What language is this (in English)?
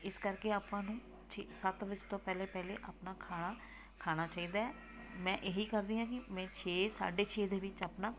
Punjabi